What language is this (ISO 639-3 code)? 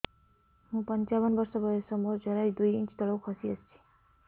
ori